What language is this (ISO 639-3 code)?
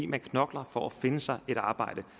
dan